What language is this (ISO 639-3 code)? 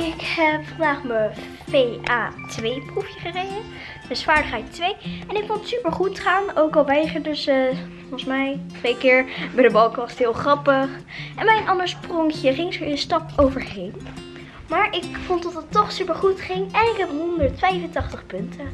nld